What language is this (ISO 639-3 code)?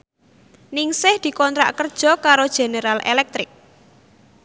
jav